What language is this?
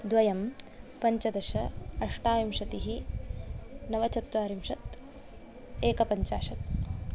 Sanskrit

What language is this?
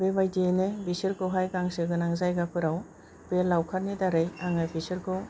Bodo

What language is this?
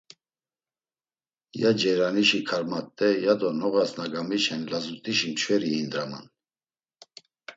Laz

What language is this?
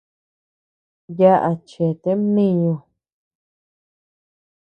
Tepeuxila Cuicatec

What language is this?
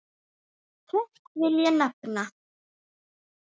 Icelandic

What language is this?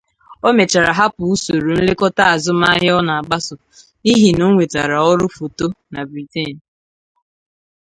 Igbo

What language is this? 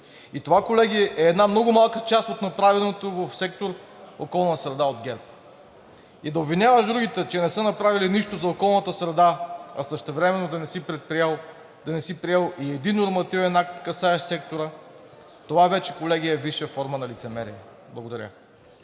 Bulgarian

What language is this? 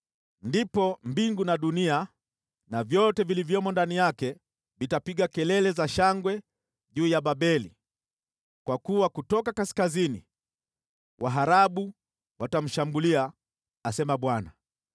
Swahili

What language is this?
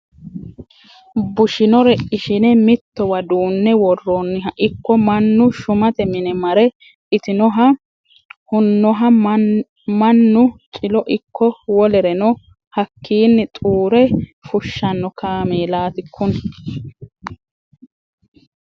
Sidamo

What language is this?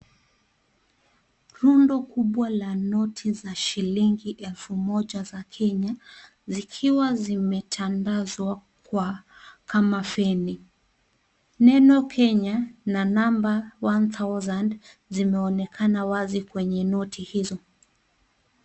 Swahili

